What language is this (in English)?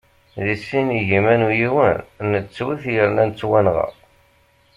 Kabyle